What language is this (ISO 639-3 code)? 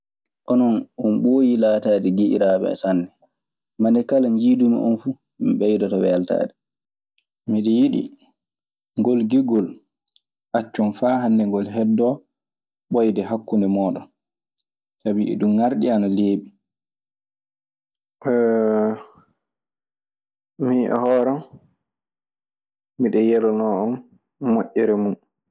ffm